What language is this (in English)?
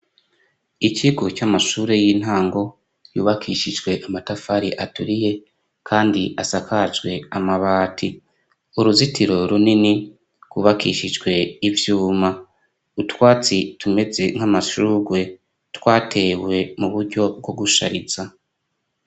Rundi